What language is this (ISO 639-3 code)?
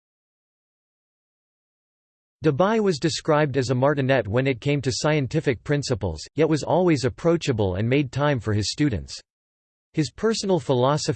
eng